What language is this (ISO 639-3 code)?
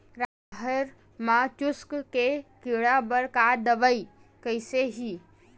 hne